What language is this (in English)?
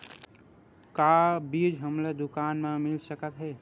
Chhattisgarhi